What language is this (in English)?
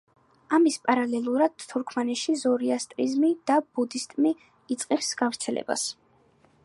Georgian